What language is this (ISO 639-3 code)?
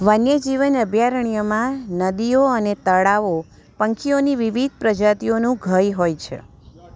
guj